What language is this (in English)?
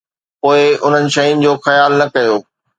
Sindhi